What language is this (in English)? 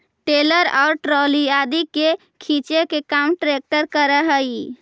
Magahi